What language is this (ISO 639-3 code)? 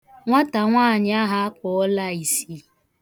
ibo